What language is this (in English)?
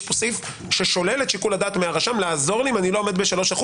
Hebrew